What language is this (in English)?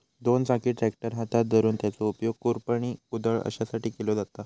Marathi